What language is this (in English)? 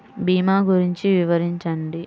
Telugu